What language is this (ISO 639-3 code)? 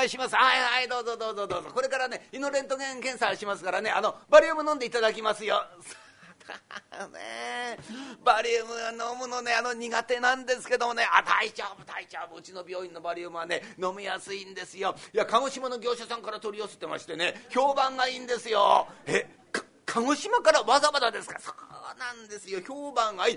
jpn